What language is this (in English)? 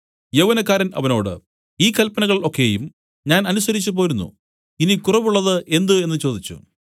Malayalam